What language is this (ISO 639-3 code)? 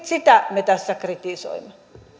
fin